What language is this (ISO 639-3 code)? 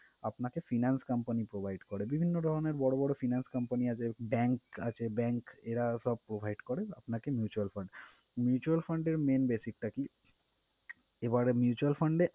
ben